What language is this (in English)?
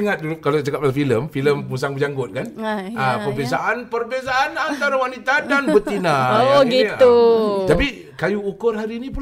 Malay